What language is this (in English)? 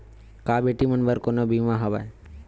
Chhattisgarhi